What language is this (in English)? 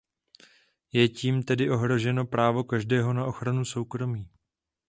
Czech